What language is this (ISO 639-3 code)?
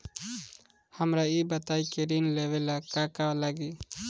bho